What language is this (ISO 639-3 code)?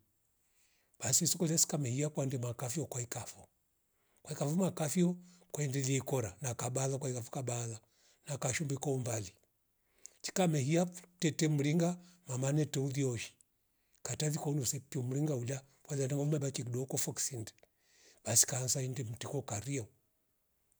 rof